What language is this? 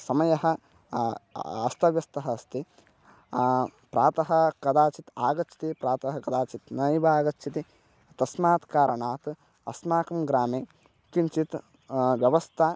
Sanskrit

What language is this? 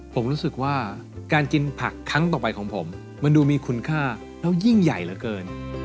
Thai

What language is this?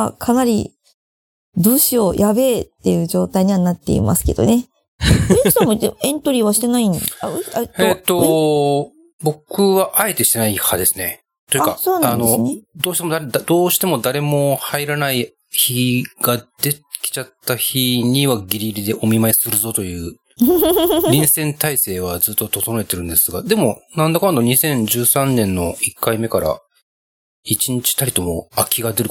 Japanese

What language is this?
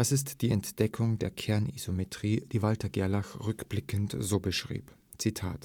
German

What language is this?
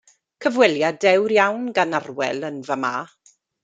Welsh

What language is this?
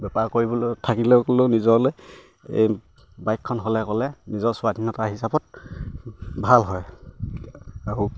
Assamese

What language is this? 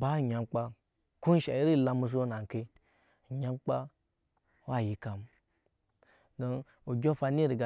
Nyankpa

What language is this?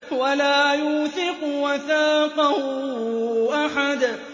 Arabic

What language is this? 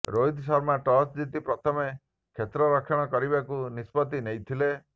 Odia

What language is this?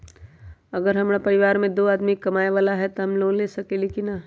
Magahi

